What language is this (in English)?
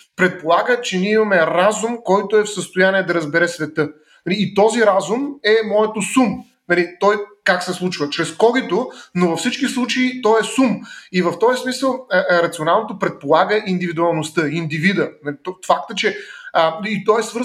Bulgarian